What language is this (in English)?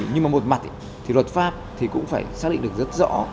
Vietnamese